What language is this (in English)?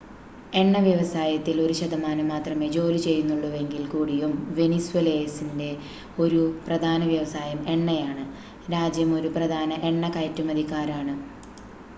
Malayalam